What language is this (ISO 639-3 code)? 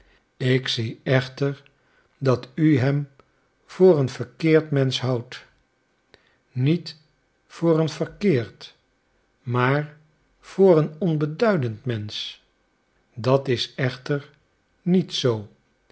nld